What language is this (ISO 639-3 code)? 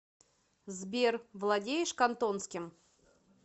rus